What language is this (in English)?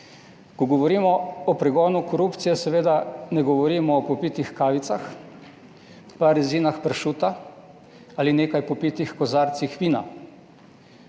Slovenian